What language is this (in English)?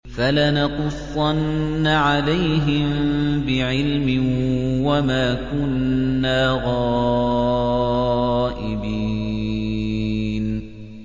Arabic